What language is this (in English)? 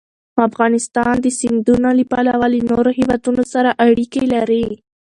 Pashto